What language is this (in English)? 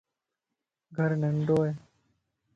Lasi